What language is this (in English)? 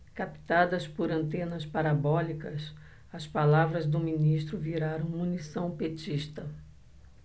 Portuguese